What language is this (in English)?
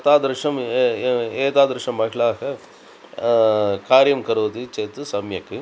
Sanskrit